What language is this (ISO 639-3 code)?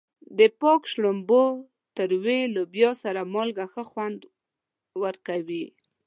pus